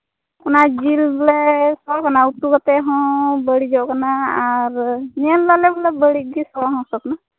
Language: Santali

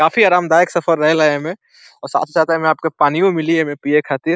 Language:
Bhojpuri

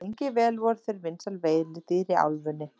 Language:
Icelandic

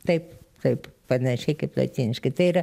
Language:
Lithuanian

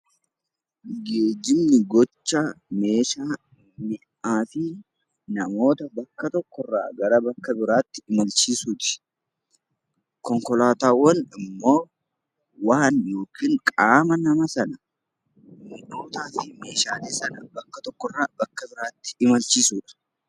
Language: Oromo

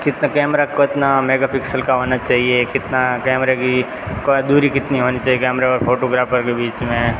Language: Hindi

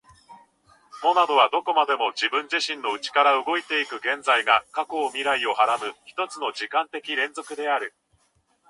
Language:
Japanese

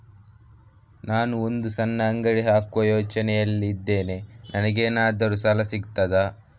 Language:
Kannada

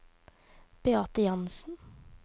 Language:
Norwegian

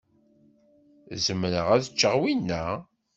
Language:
Kabyle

